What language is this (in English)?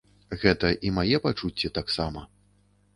Belarusian